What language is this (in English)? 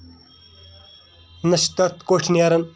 Kashmiri